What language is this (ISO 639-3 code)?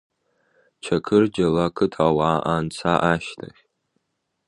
abk